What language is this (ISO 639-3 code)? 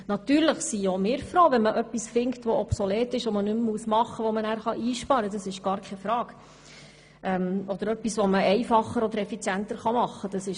gsw